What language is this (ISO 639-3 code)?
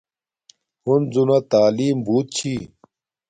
dmk